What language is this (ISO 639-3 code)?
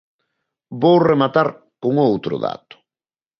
glg